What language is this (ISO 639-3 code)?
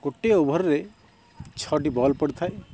ori